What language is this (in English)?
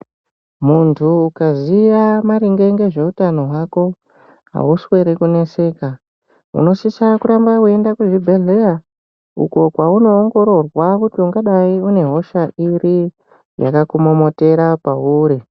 Ndau